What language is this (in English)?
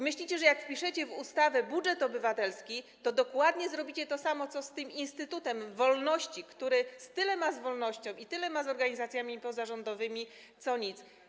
Polish